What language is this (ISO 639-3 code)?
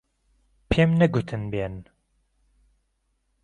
ckb